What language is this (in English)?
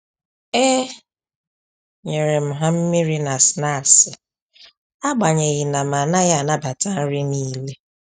Igbo